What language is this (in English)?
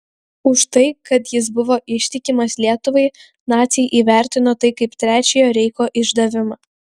Lithuanian